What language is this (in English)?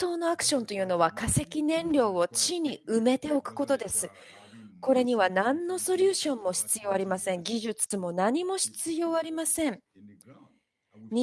Japanese